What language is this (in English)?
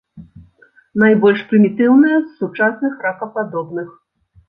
Belarusian